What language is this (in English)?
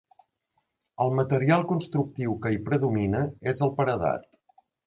Catalan